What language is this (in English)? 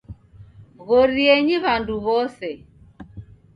Taita